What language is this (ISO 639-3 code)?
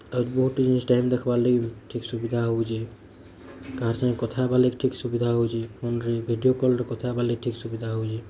ori